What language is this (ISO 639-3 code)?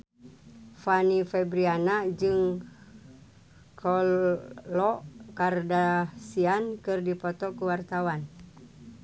sun